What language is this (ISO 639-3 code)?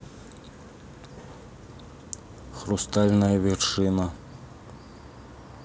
rus